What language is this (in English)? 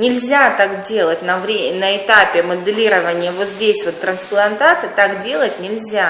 Russian